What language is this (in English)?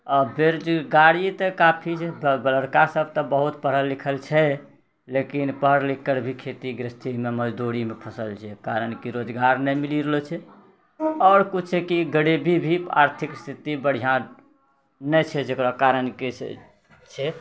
Maithili